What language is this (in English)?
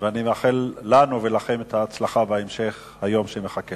Hebrew